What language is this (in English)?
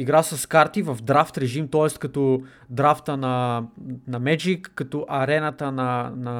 Bulgarian